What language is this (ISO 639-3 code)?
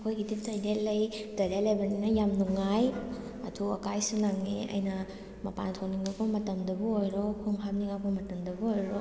mni